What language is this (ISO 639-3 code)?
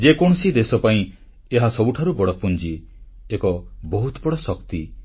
ori